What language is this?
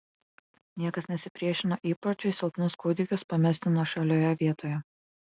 Lithuanian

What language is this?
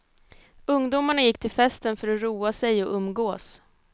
Swedish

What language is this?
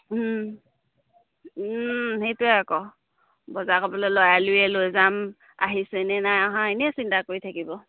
Assamese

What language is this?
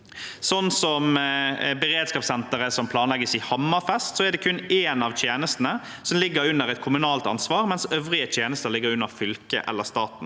Norwegian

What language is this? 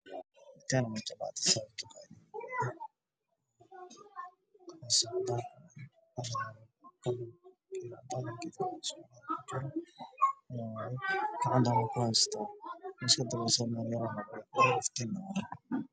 Somali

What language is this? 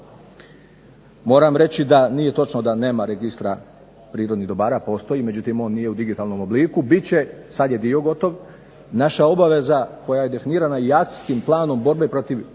Croatian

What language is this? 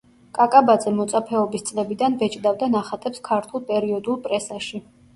Georgian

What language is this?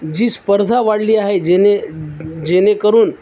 Marathi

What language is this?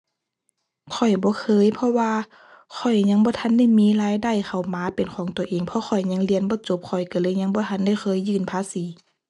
Thai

